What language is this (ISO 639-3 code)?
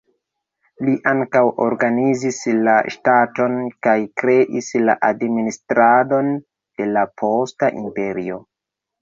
epo